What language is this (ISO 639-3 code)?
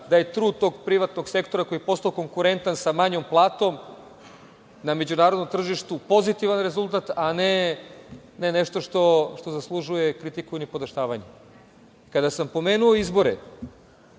srp